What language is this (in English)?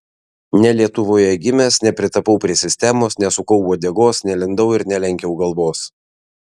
Lithuanian